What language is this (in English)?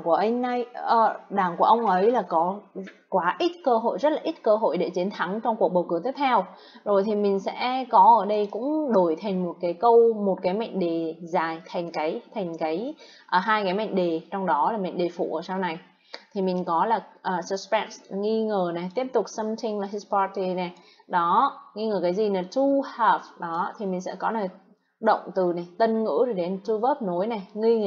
Vietnamese